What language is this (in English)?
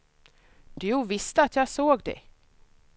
Swedish